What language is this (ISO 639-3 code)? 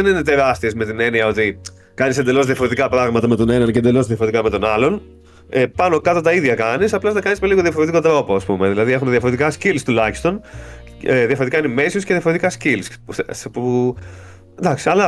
ell